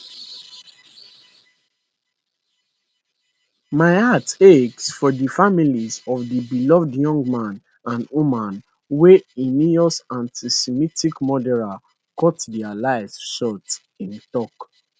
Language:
Nigerian Pidgin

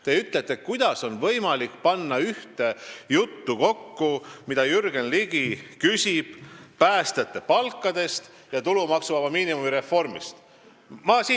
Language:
Estonian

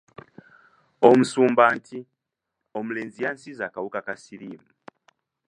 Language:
Ganda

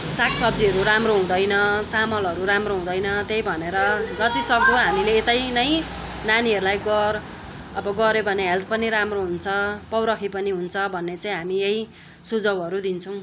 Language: Nepali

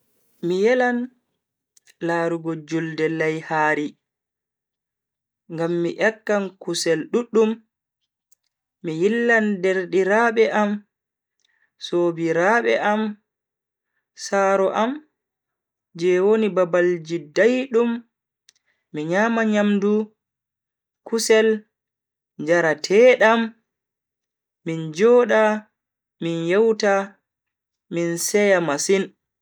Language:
Bagirmi Fulfulde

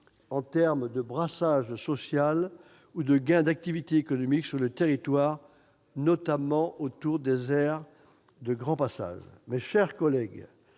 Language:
French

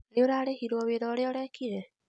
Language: Kikuyu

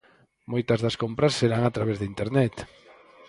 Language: Galician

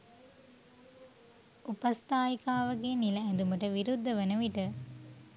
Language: Sinhala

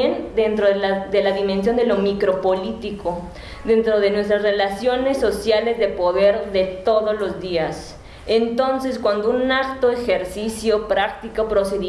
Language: Spanish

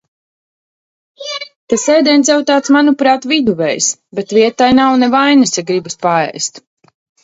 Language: Latvian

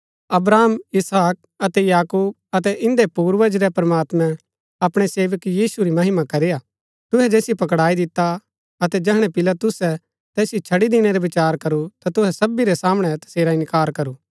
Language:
Gaddi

